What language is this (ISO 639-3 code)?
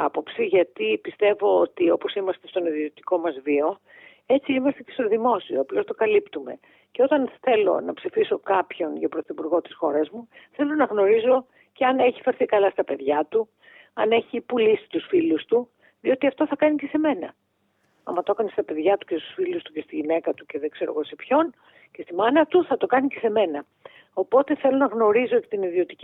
ell